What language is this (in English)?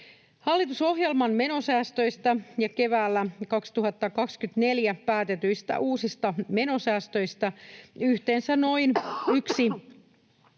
Finnish